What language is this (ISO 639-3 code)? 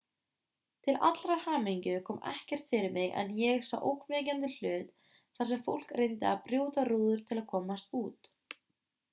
isl